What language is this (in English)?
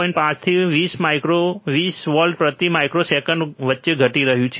Gujarati